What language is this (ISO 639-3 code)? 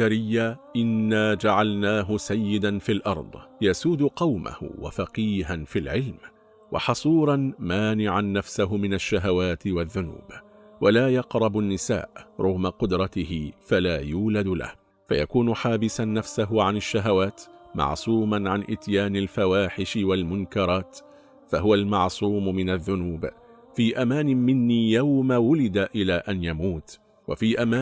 ara